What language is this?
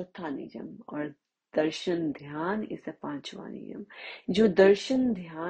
Hindi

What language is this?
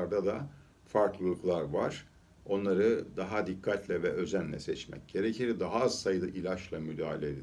Turkish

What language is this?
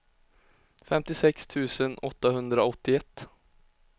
Swedish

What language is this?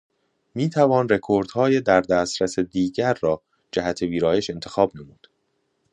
Persian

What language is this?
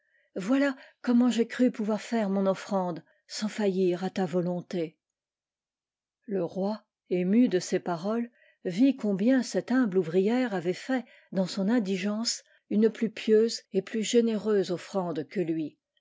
French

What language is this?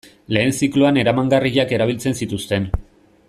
Basque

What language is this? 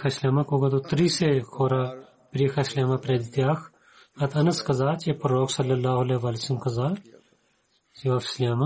Bulgarian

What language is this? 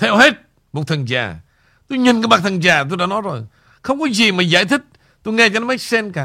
Vietnamese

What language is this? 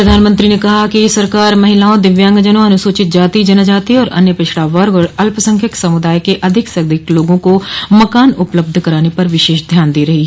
Hindi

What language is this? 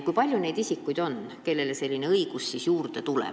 Estonian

